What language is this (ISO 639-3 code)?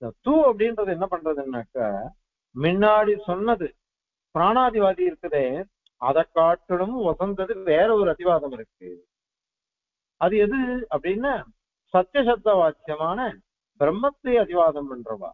ara